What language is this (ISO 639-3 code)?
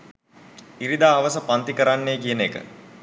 sin